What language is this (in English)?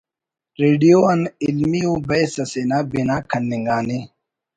Brahui